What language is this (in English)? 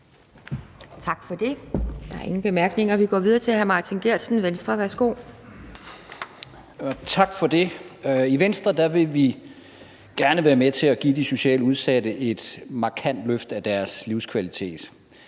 Danish